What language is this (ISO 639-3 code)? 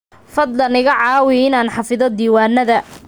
som